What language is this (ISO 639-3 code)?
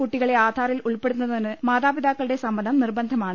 mal